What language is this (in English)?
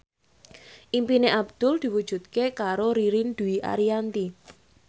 Javanese